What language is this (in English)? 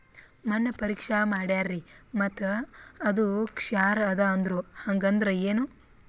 Kannada